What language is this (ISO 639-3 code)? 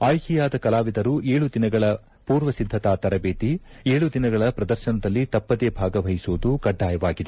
kan